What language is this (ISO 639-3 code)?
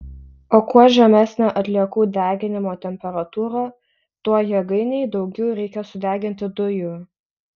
lit